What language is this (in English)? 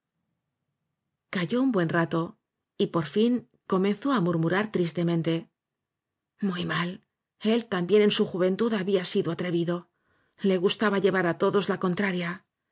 Spanish